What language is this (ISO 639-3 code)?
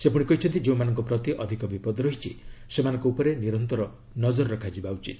ori